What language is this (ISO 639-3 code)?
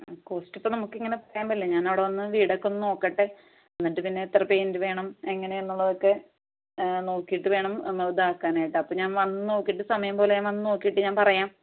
mal